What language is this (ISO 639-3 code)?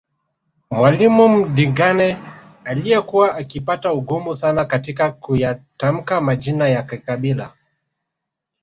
swa